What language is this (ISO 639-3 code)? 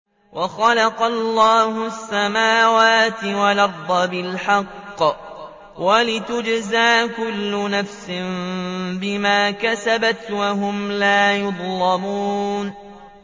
ara